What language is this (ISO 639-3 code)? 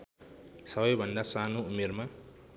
nep